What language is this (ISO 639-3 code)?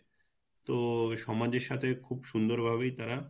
ben